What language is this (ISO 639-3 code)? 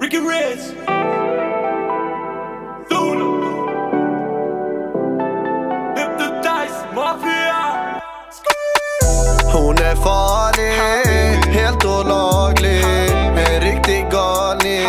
deu